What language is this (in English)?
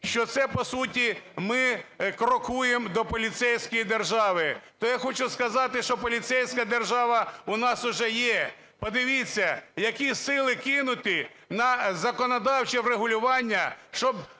Ukrainian